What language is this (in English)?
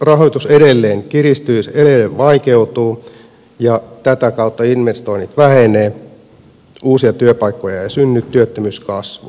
Finnish